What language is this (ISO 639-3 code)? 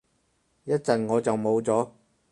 yue